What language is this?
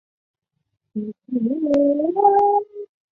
Chinese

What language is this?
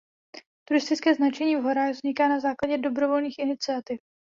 Czech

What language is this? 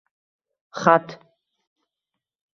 Uzbek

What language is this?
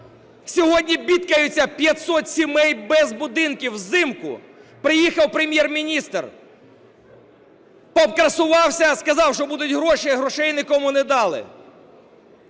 Ukrainian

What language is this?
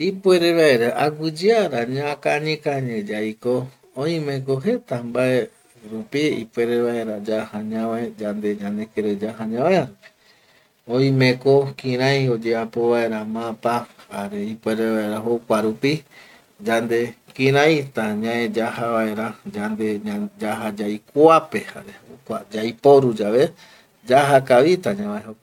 Eastern Bolivian Guaraní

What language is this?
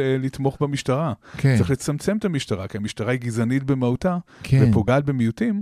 Hebrew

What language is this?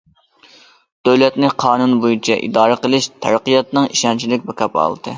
Uyghur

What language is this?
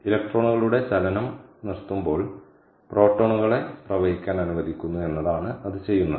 Malayalam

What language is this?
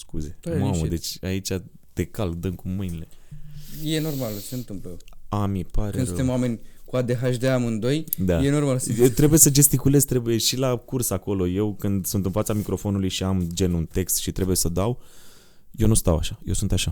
Romanian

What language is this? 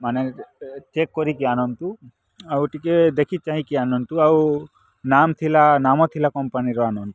Odia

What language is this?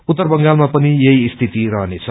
Nepali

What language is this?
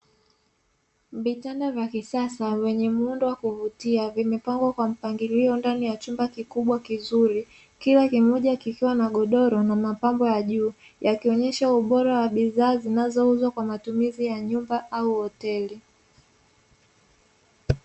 Swahili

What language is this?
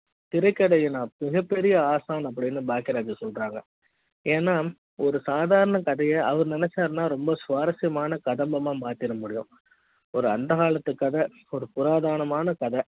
Tamil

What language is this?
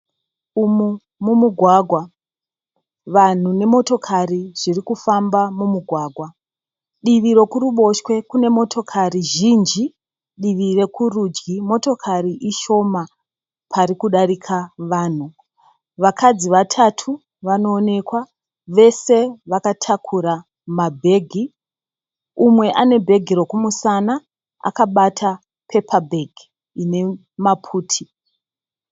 Shona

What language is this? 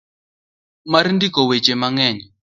Luo (Kenya and Tanzania)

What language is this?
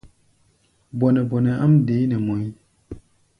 Gbaya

